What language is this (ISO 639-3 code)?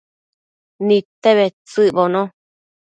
mcf